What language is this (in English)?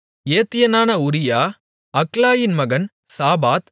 Tamil